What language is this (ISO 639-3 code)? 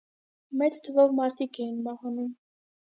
hye